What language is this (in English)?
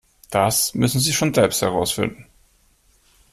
German